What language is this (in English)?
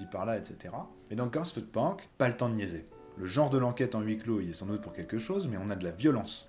French